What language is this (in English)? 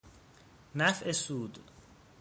Persian